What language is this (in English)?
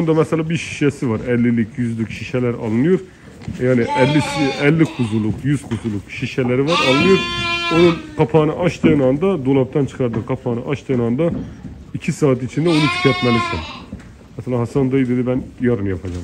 Turkish